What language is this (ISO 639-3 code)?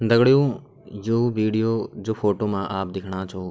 gbm